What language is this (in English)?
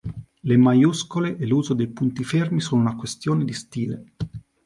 Italian